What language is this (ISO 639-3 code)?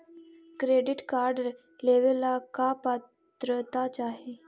mag